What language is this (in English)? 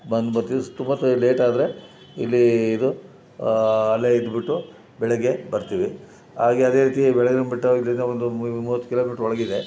Kannada